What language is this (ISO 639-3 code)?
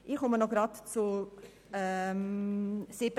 gsw